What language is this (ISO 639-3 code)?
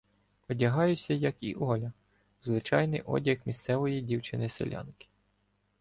ukr